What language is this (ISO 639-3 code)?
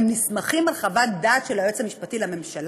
heb